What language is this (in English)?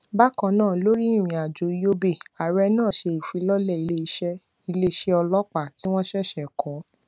Yoruba